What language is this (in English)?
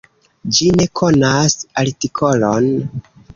Esperanto